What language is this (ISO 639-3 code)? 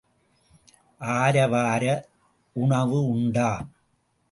tam